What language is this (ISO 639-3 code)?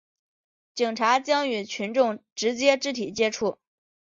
zho